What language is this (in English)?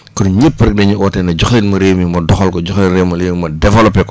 Wolof